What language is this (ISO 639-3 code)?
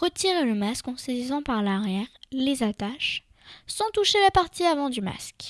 fra